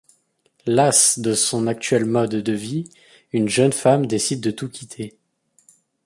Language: French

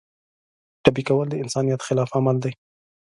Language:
Pashto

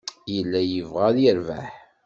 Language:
Kabyle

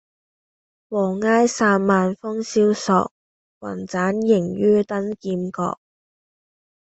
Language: Cantonese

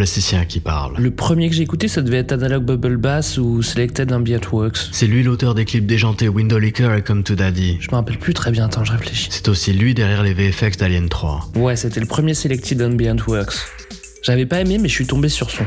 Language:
French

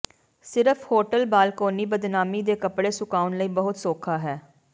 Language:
Punjabi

